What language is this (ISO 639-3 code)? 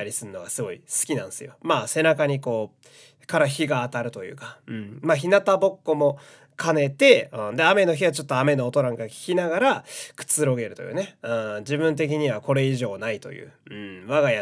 jpn